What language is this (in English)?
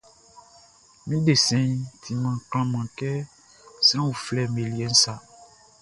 Baoulé